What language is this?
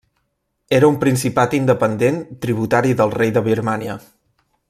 Catalan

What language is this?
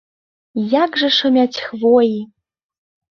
Belarusian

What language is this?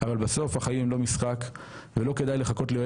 Hebrew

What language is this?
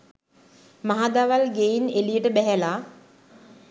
Sinhala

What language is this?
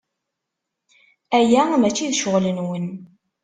Kabyle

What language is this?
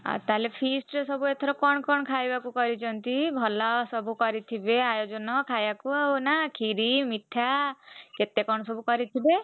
Odia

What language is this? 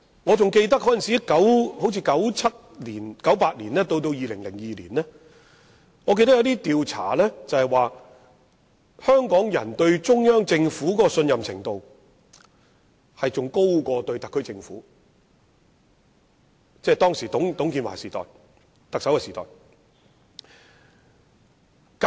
Cantonese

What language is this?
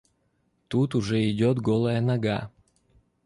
Russian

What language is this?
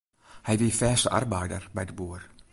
Western Frisian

